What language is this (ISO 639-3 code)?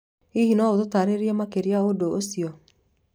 kik